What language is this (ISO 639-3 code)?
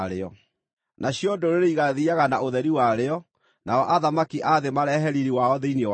kik